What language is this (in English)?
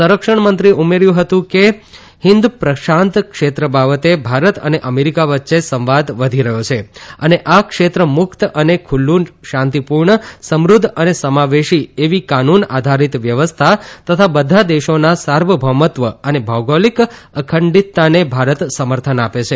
Gujarati